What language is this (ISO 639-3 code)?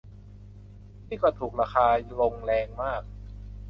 tha